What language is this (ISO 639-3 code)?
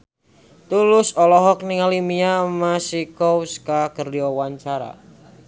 sun